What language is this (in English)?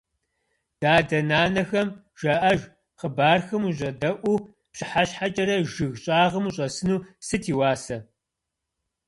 Kabardian